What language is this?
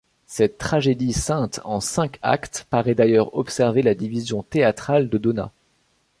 French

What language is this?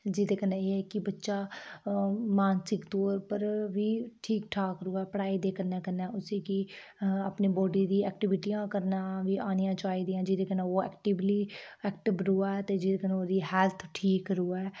Dogri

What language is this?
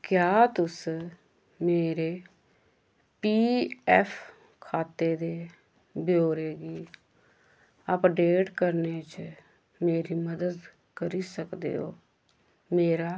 Dogri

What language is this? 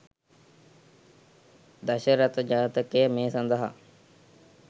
Sinhala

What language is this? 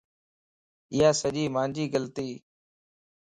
Lasi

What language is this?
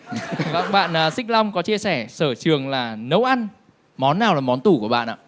Vietnamese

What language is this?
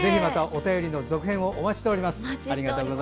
Japanese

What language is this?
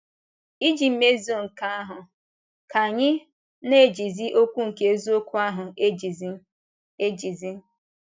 Igbo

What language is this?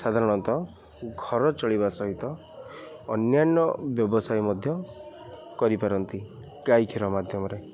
Odia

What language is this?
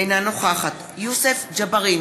Hebrew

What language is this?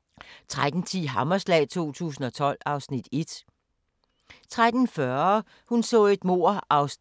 Danish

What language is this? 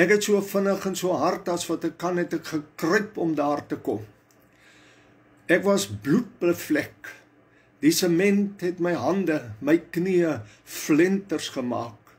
Dutch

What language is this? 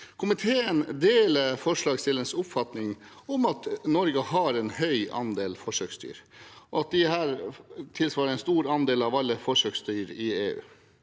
Norwegian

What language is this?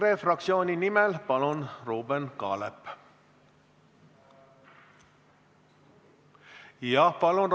Estonian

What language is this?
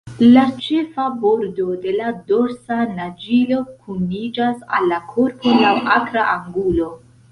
Esperanto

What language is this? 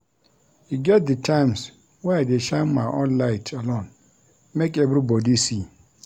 Nigerian Pidgin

